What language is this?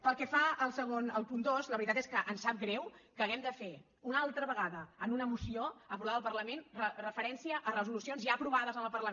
Catalan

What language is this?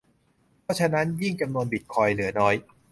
Thai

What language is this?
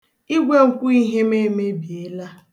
Igbo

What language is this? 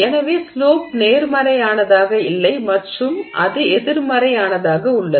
Tamil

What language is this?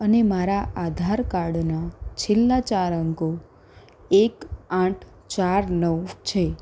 Gujarati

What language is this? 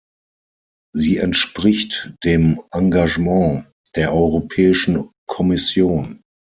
German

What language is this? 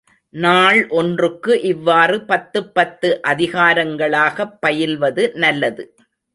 Tamil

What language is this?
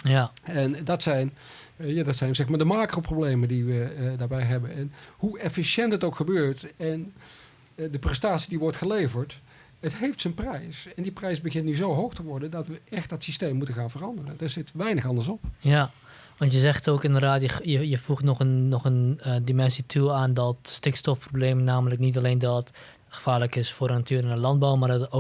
Dutch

